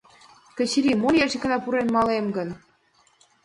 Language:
Mari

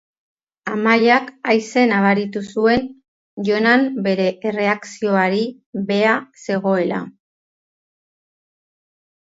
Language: Basque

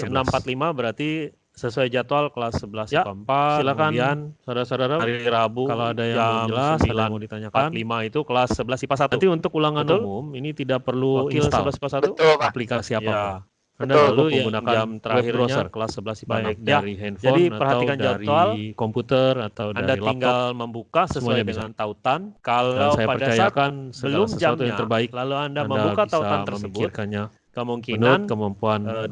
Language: Indonesian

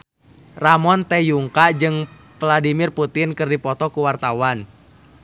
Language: Sundanese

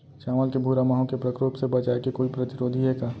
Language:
Chhattisgarhi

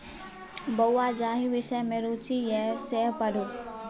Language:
Maithili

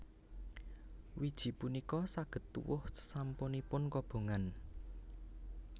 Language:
Javanese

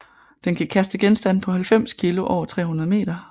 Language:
Danish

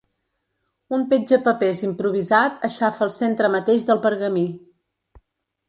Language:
Catalan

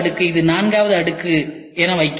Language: Tamil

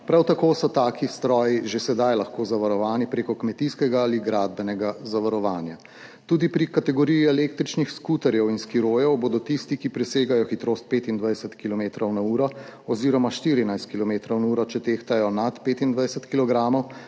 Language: Slovenian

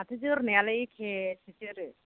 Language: Bodo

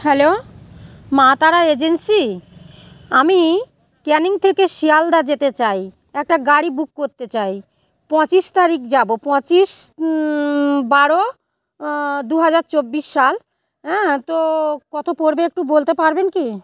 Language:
Bangla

